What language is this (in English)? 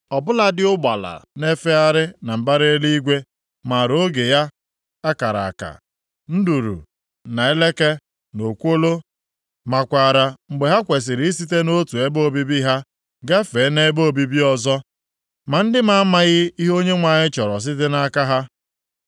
Igbo